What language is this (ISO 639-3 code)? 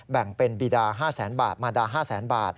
tha